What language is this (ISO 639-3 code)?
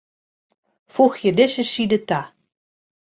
fry